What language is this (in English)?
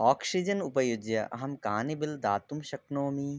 Sanskrit